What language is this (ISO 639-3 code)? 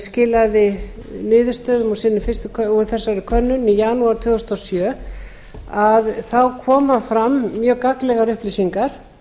isl